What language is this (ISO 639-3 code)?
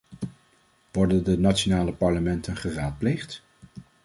nld